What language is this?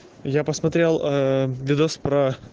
Russian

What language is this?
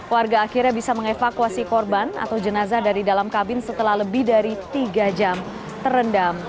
Indonesian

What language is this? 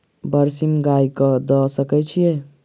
Maithili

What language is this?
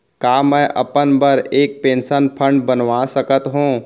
Chhattisgarhi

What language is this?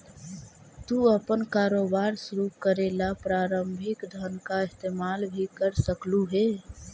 Magahi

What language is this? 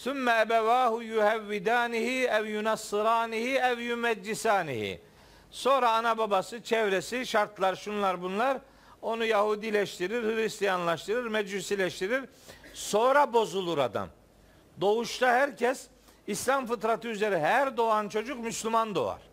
Turkish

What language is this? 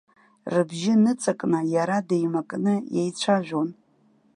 Abkhazian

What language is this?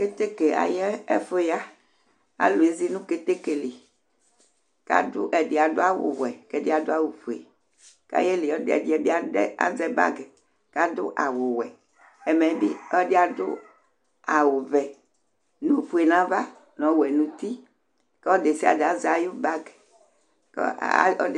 Ikposo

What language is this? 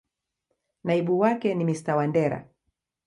Swahili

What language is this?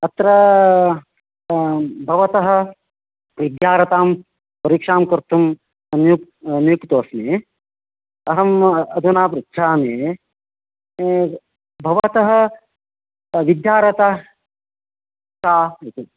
Sanskrit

